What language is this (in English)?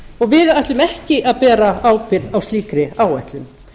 Icelandic